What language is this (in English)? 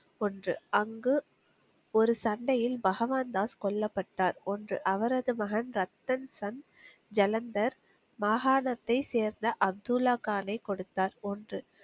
Tamil